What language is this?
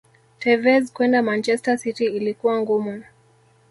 Swahili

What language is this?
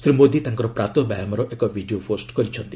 Odia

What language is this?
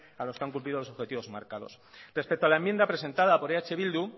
Spanish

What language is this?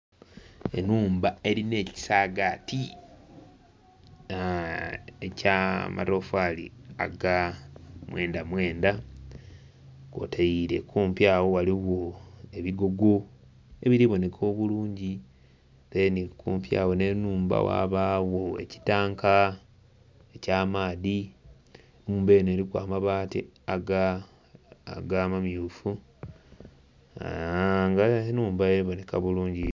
Soga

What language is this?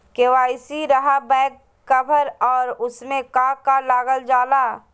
Magahi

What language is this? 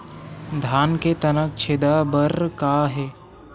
Chhattisgarhi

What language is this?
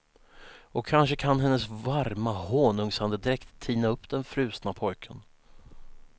Swedish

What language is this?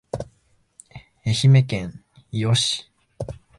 Japanese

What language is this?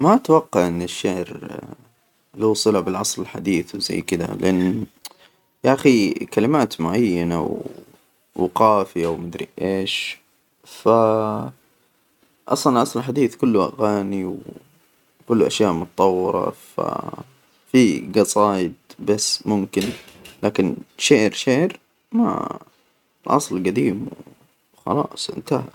Hijazi Arabic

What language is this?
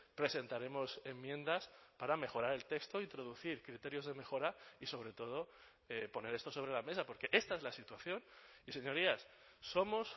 Spanish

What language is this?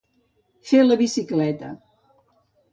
Catalan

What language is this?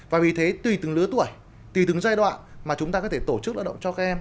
Vietnamese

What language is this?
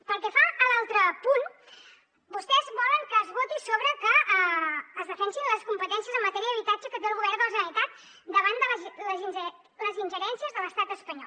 Catalan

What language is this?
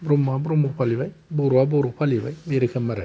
Bodo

